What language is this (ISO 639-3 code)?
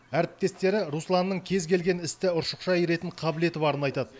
kaz